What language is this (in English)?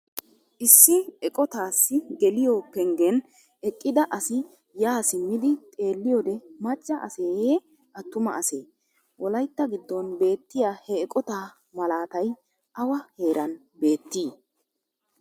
Wolaytta